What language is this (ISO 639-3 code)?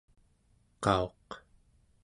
esu